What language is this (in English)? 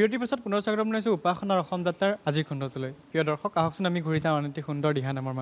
Thai